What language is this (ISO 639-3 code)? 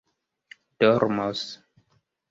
epo